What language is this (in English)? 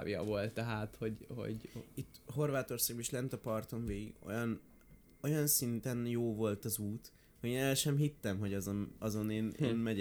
Hungarian